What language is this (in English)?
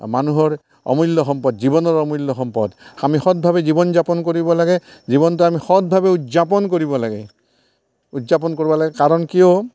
Assamese